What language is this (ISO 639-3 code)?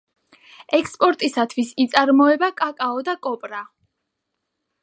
kat